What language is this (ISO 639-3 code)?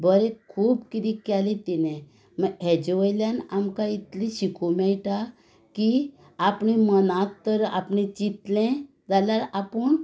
kok